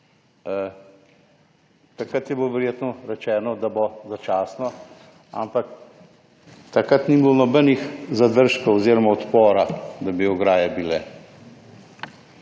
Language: Slovenian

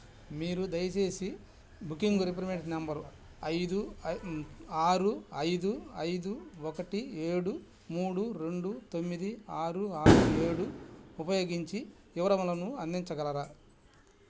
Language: Telugu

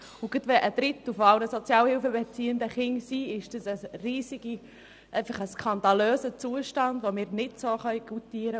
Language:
Swiss German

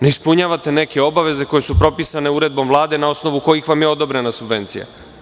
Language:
Serbian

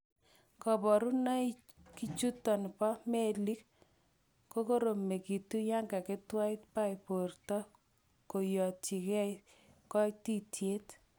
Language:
Kalenjin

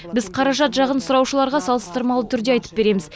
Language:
Kazakh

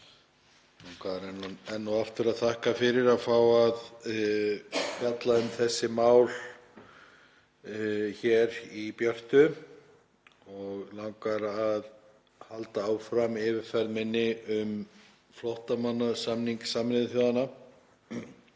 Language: Icelandic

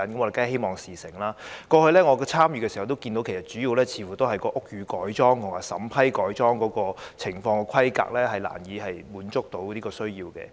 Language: Cantonese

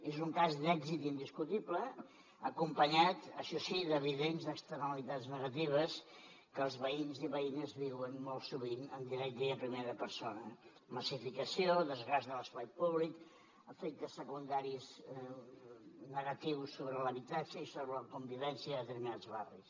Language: Catalan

